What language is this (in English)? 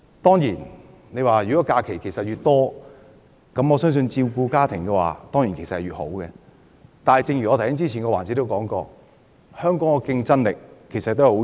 Cantonese